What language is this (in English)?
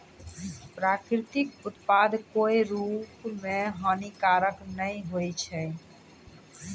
Maithili